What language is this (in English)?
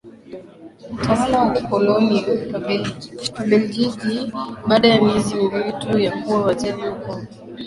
Swahili